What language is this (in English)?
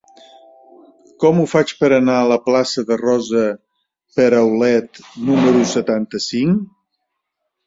Catalan